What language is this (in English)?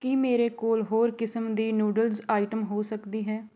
Punjabi